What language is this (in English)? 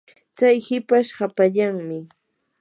Yanahuanca Pasco Quechua